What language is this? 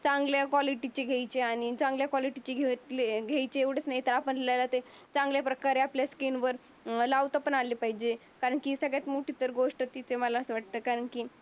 Marathi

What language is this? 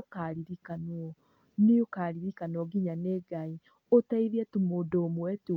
Kikuyu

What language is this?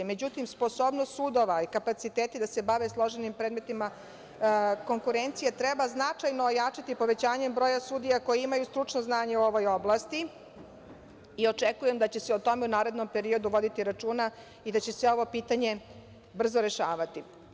Serbian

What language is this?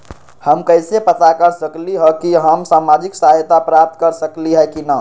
Magahi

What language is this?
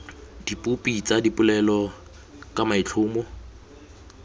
Tswana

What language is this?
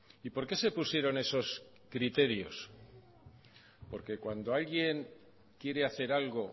Spanish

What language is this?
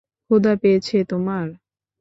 Bangla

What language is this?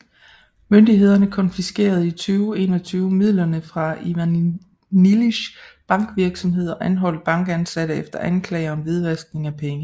Danish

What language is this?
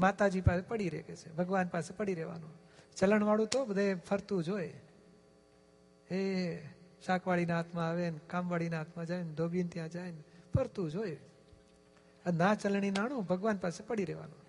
Gujarati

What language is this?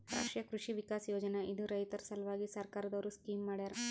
Kannada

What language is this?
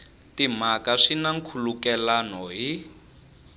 Tsonga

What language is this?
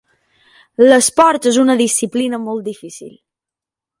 Catalan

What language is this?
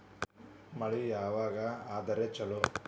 Kannada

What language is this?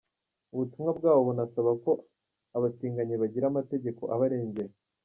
Kinyarwanda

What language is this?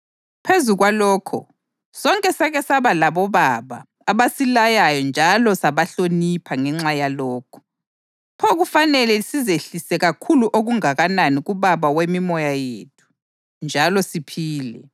North Ndebele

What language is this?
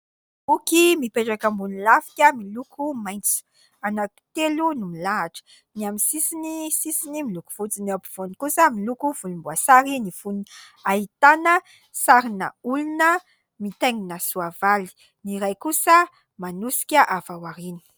Malagasy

